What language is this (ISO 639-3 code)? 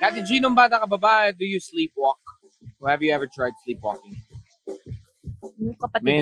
fil